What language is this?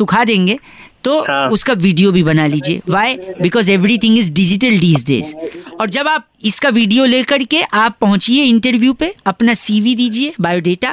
Hindi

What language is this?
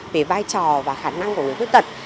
Vietnamese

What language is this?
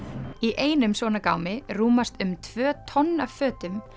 Icelandic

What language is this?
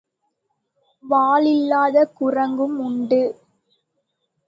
Tamil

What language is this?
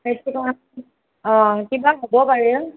Assamese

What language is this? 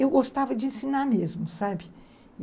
Portuguese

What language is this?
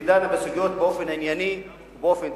Hebrew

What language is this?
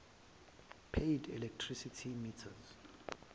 Zulu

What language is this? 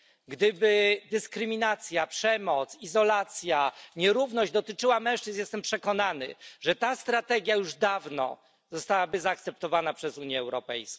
Polish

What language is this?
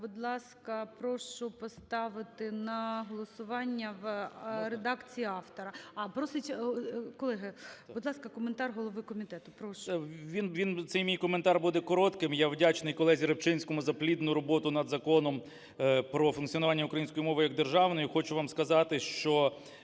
Ukrainian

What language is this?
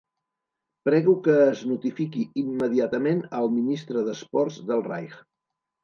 Catalan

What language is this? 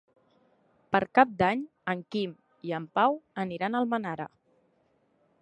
Catalan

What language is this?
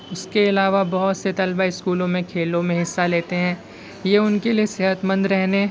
Urdu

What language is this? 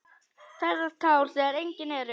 Icelandic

